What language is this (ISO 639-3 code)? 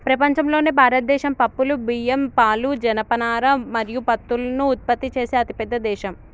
tel